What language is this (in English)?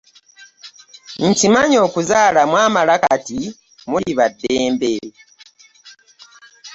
Ganda